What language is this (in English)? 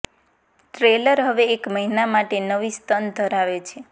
Gujarati